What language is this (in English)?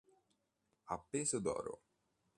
Italian